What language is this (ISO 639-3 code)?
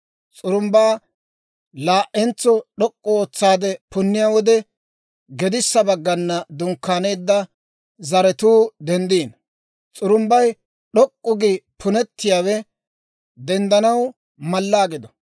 dwr